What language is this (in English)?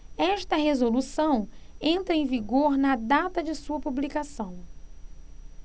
Portuguese